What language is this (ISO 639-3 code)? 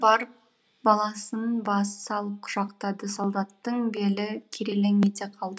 kaz